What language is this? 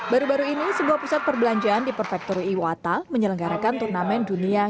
Indonesian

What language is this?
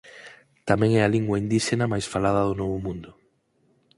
Galician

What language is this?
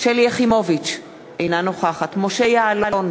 Hebrew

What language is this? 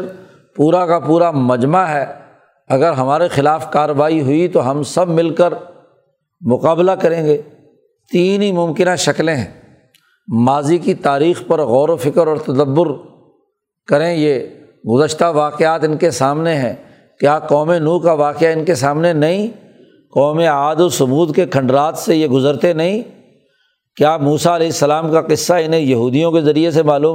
Urdu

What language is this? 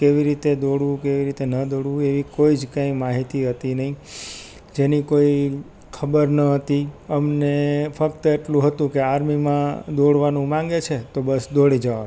Gujarati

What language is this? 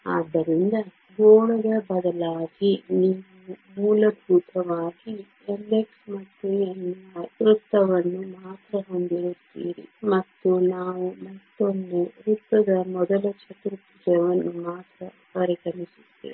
Kannada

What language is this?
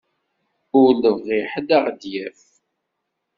Kabyle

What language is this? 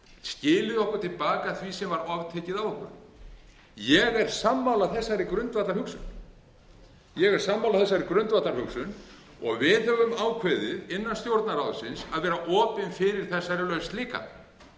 Icelandic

